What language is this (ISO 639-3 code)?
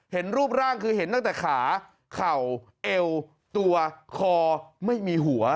tha